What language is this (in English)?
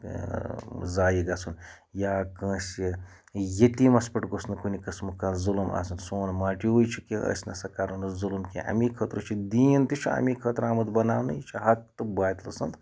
Kashmiri